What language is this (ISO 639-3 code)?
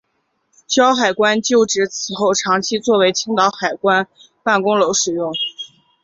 zho